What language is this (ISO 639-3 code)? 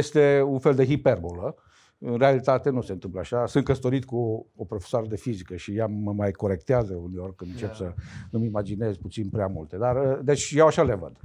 ron